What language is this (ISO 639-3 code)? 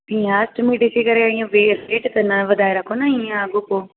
snd